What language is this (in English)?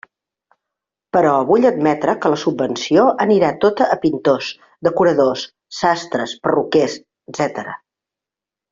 Catalan